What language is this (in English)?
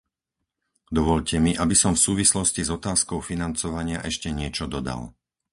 Slovak